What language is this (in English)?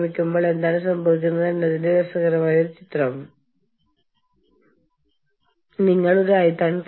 Malayalam